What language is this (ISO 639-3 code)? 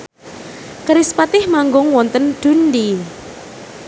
jav